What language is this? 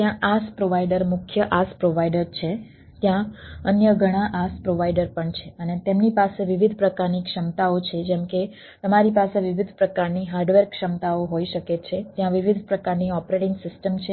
Gujarati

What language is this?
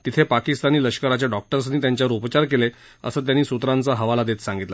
Marathi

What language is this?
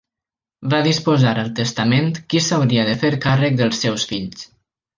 Catalan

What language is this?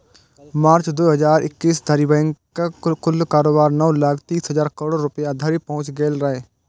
Maithili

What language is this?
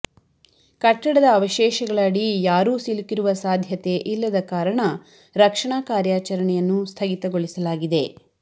Kannada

